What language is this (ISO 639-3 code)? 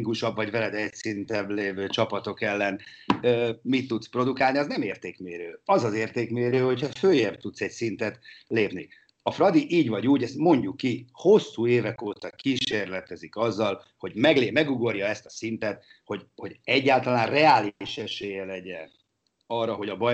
hun